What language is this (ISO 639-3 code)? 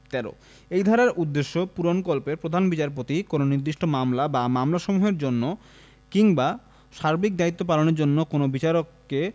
ben